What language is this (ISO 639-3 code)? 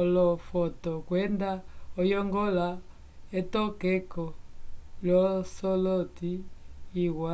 umb